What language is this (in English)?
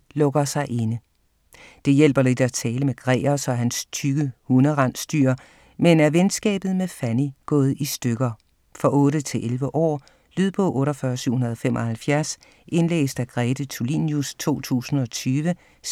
Danish